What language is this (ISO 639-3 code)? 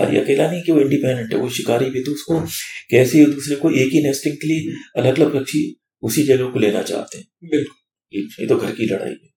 hin